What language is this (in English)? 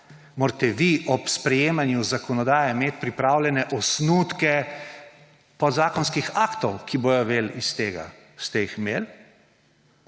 Slovenian